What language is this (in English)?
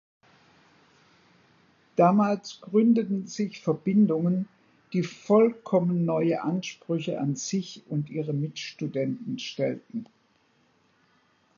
German